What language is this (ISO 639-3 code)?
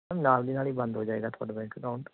pan